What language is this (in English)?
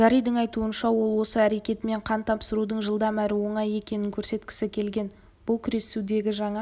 Kazakh